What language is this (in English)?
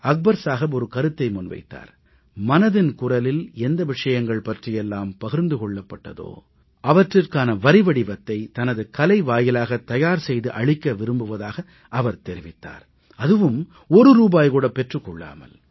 Tamil